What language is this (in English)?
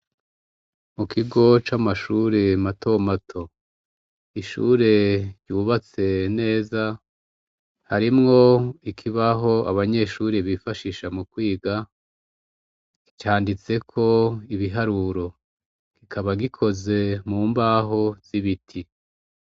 Rundi